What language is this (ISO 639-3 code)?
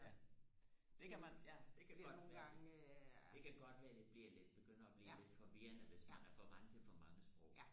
dan